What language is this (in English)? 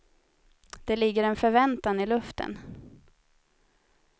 Swedish